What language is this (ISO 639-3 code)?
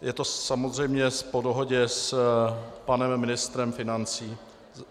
ces